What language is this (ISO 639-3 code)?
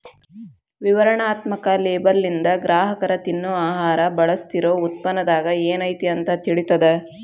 kan